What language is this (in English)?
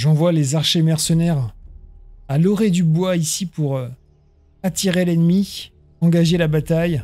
French